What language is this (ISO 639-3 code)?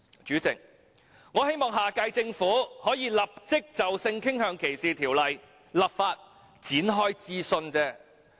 yue